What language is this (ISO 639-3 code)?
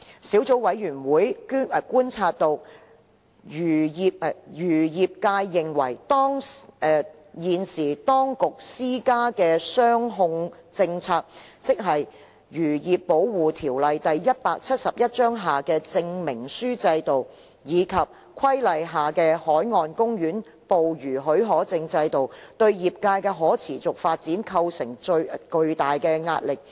yue